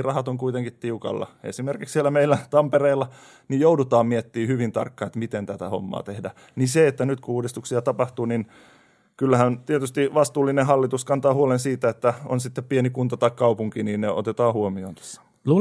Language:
Finnish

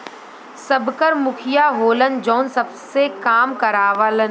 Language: Bhojpuri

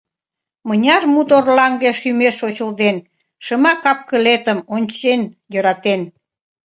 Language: Mari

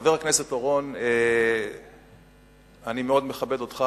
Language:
Hebrew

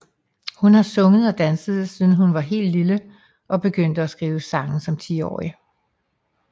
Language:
Danish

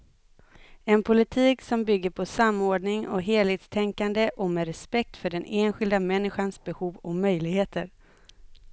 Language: Swedish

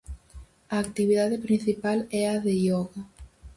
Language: Galician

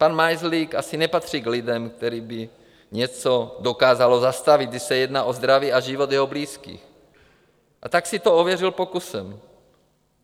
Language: Czech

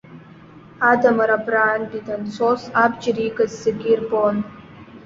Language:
Abkhazian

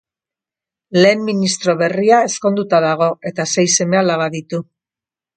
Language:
Basque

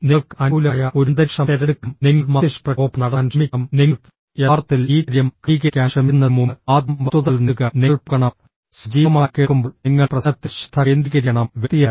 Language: Malayalam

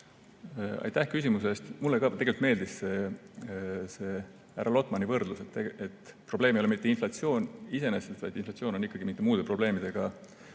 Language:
Estonian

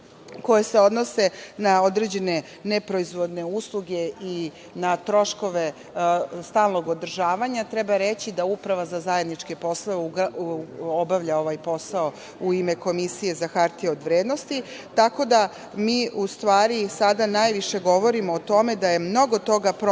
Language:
Serbian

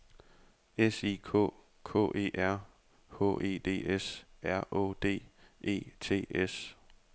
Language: Danish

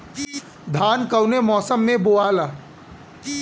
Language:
Bhojpuri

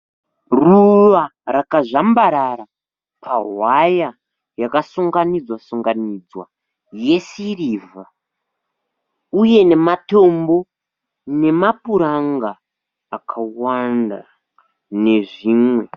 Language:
Shona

